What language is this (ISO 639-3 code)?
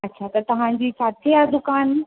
snd